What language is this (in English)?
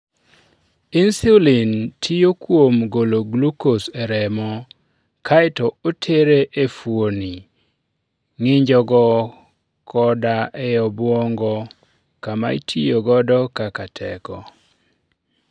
Luo (Kenya and Tanzania)